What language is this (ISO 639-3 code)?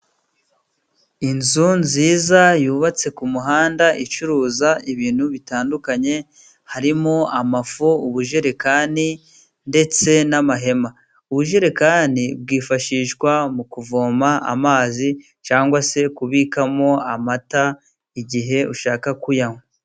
kin